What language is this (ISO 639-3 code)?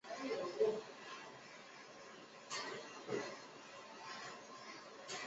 zho